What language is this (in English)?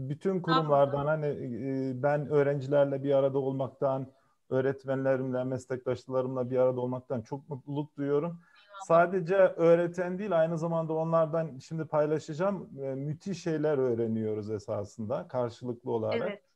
Turkish